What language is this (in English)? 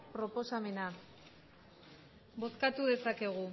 Basque